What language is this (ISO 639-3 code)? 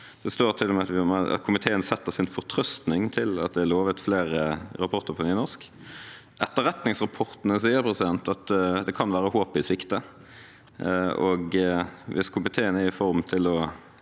nor